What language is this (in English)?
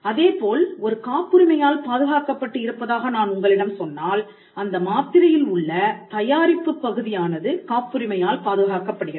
Tamil